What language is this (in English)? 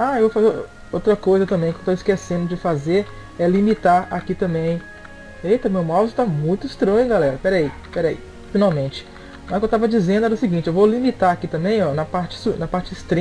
Portuguese